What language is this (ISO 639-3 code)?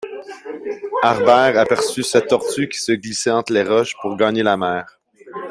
fra